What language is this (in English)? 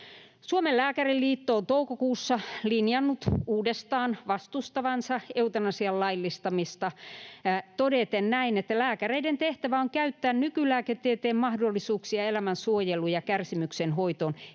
Finnish